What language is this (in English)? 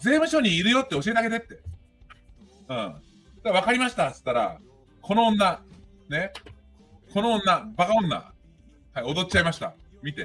Japanese